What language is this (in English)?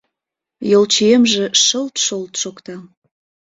Mari